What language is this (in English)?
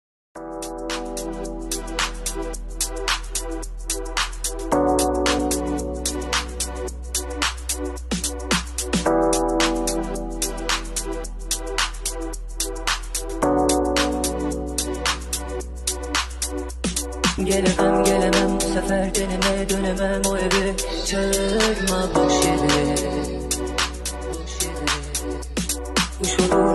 Vietnamese